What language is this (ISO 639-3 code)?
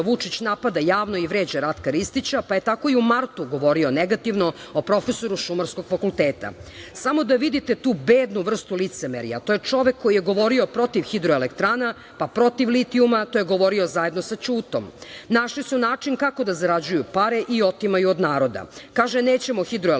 srp